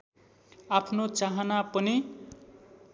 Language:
Nepali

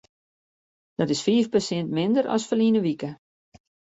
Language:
Western Frisian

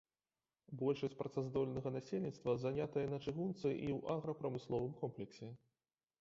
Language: Belarusian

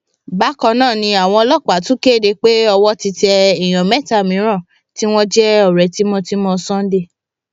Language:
Yoruba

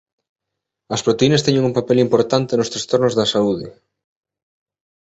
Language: Galician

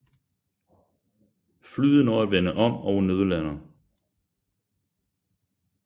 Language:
Danish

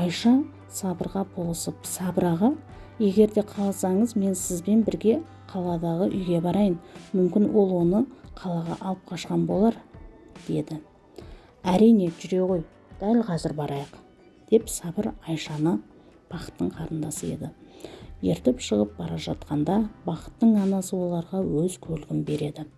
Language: Turkish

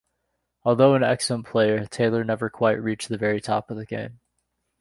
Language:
English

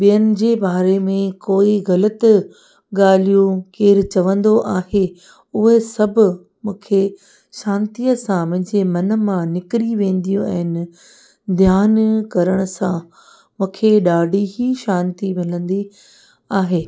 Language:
Sindhi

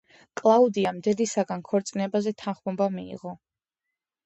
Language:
Georgian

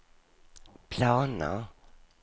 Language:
Swedish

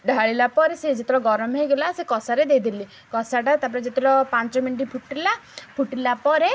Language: Odia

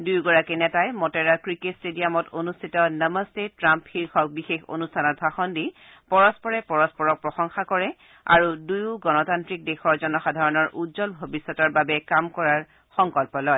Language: Assamese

